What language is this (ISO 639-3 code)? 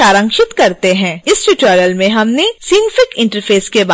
hin